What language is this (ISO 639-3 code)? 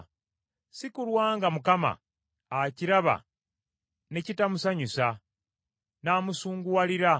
lug